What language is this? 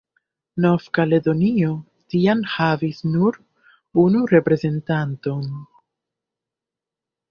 Esperanto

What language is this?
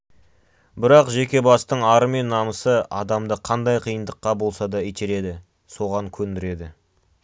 Kazakh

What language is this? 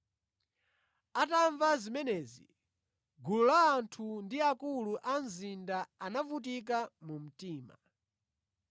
Nyanja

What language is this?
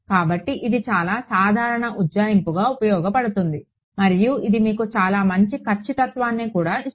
Telugu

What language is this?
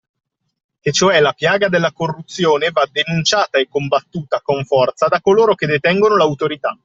Italian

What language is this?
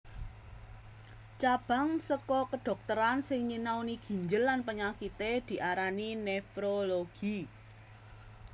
Javanese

